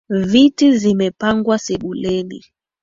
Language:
Swahili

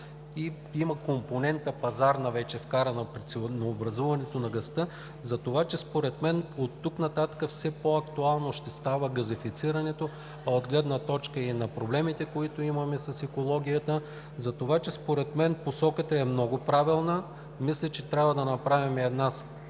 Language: Bulgarian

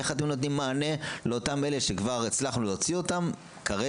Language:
Hebrew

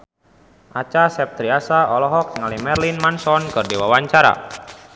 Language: Sundanese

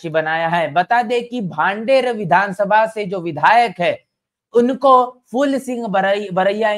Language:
Hindi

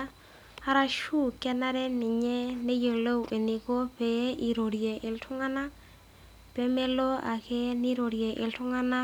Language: Masai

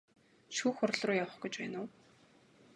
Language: Mongolian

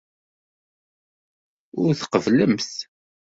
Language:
Kabyle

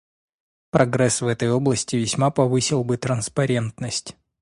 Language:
Russian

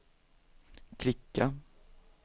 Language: Swedish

